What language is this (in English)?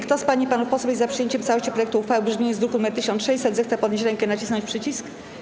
Polish